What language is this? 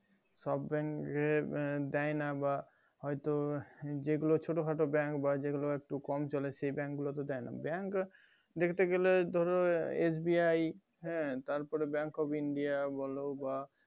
Bangla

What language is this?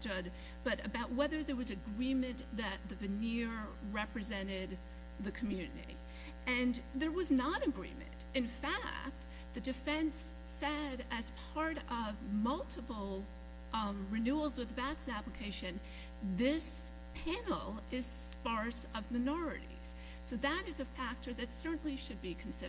English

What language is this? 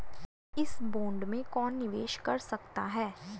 Hindi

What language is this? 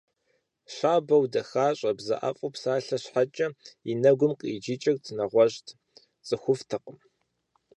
Kabardian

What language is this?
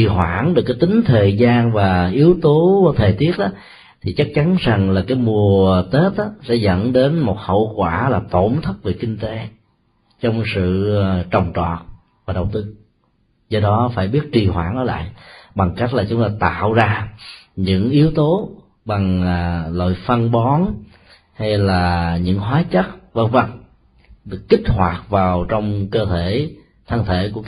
Vietnamese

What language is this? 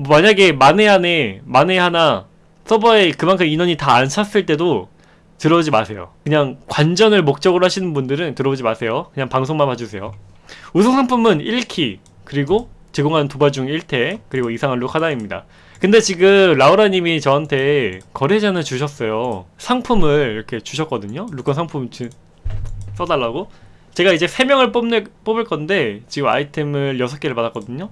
Korean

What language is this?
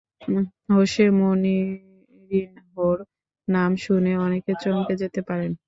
Bangla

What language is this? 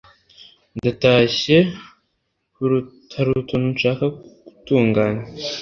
Kinyarwanda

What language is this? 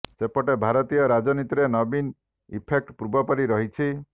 Odia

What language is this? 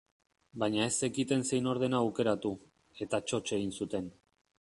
Basque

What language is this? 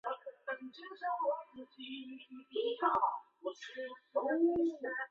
Chinese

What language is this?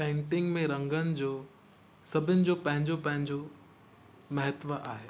Sindhi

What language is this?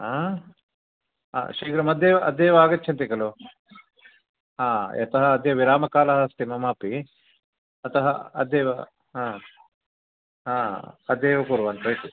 Sanskrit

